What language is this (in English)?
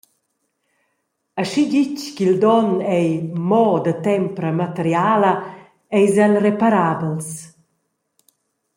Romansh